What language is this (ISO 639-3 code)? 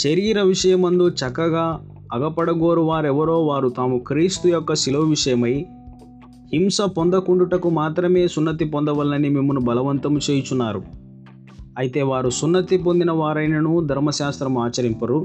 tel